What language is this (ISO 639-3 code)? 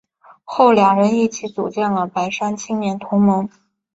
zho